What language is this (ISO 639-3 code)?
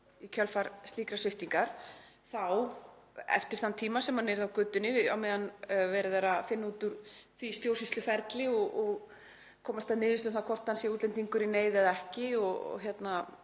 isl